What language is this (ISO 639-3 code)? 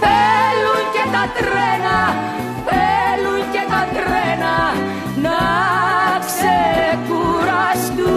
ell